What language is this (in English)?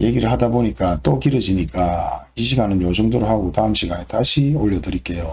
Korean